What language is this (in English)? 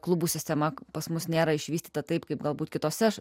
Lithuanian